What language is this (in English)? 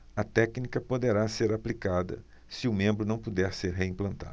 Portuguese